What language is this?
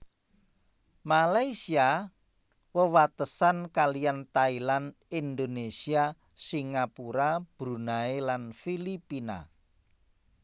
Javanese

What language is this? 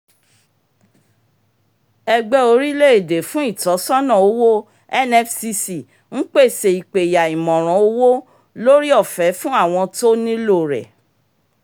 Yoruba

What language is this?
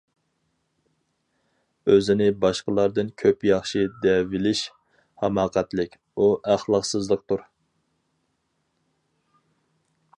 Uyghur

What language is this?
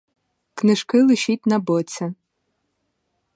Ukrainian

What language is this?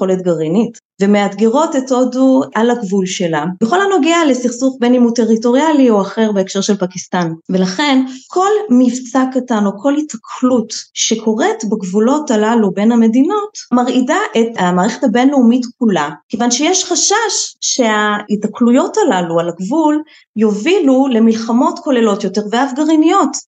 Hebrew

